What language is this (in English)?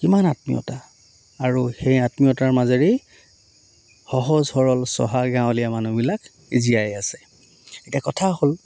Assamese